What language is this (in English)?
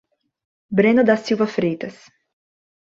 Portuguese